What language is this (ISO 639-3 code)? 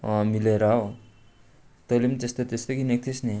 nep